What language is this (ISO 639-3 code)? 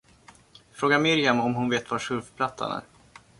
swe